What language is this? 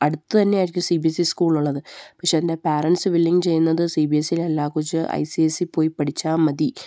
Malayalam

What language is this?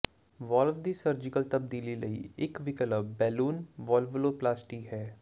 Punjabi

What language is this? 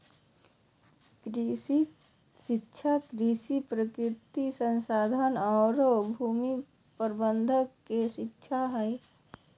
Magahi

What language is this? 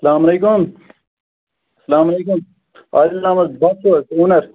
Kashmiri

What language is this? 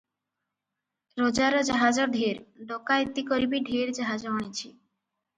Odia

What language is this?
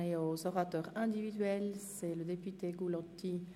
Swiss German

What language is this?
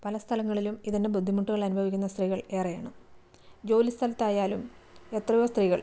Malayalam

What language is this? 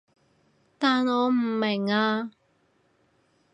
Cantonese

